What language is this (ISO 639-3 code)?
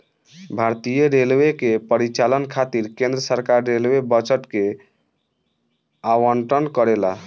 bho